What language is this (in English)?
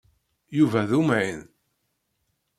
Kabyle